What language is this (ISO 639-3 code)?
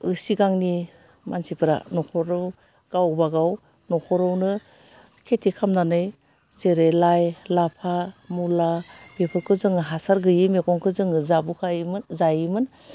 brx